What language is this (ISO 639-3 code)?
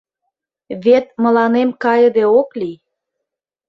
chm